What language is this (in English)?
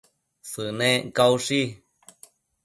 Matsés